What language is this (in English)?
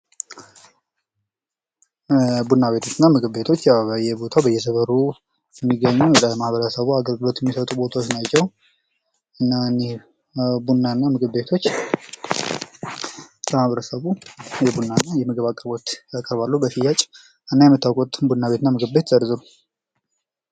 Amharic